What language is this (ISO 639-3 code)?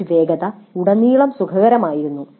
mal